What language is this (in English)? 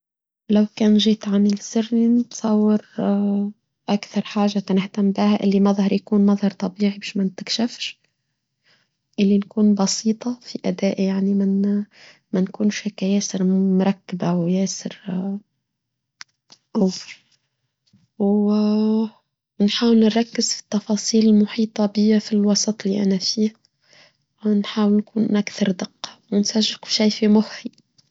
Tunisian Arabic